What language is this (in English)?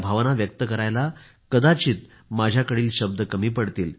Marathi